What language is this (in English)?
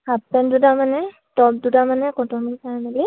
Assamese